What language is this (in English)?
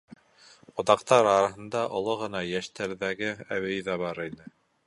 Bashkir